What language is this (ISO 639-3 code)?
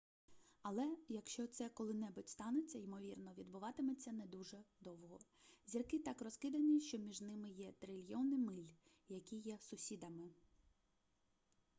ukr